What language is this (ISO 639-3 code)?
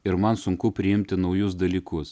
lit